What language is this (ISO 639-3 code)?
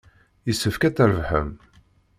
kab